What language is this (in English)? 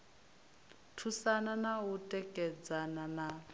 Venda